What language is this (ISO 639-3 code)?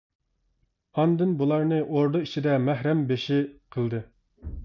uig